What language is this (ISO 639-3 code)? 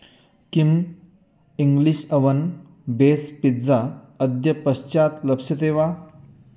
san